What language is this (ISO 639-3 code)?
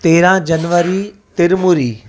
snd